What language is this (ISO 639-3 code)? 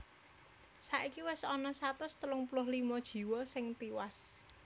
jav